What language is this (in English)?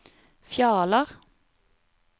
Norwegian